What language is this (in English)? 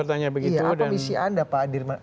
Indonesian